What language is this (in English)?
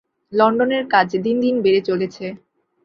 Bangla